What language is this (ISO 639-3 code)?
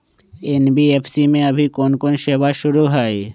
mag